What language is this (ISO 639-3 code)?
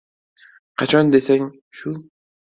uzb